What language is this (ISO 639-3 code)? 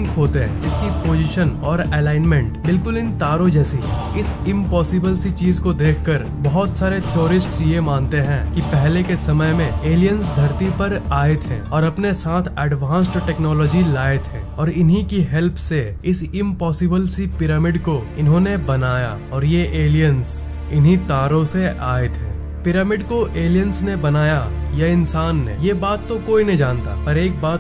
hin